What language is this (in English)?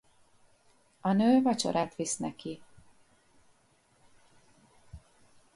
Hungarian